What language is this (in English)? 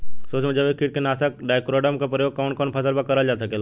Bhojpuri